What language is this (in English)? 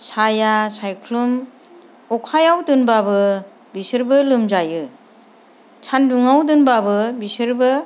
Bodo